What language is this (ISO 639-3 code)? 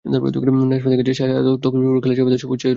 ben